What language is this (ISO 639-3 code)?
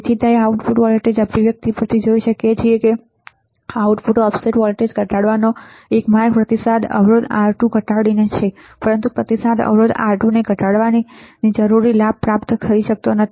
guj